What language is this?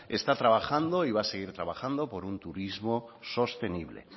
Spanish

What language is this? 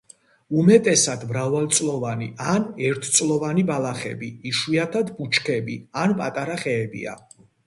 Georgian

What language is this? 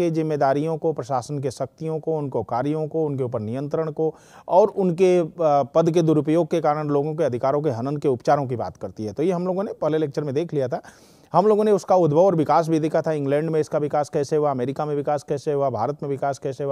Hindi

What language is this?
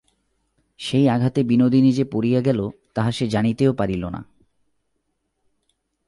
Bangla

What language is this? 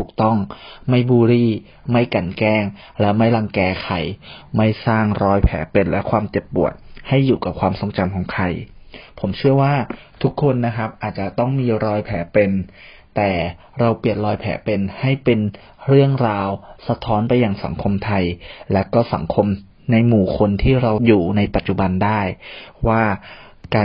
Thai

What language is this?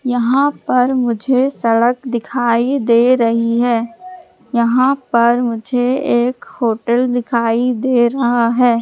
Hindi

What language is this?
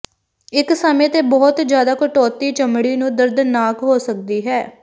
Punjabi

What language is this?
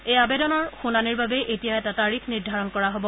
Assamese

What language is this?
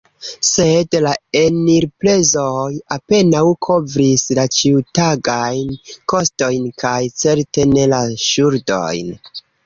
Esperanto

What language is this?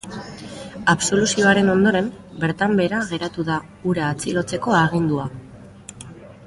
Basque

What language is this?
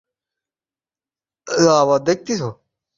Bangla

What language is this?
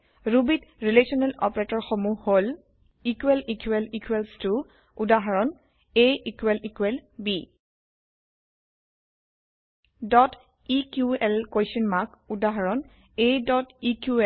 Assamese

